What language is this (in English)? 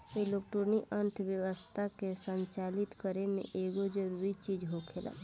Bhojpuri